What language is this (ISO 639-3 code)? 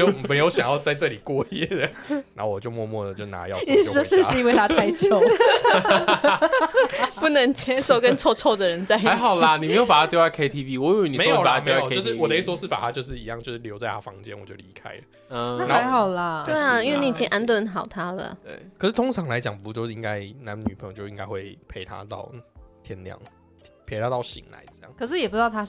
zho